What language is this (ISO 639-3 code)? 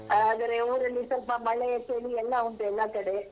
kan